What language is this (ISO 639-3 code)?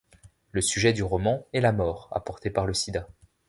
fra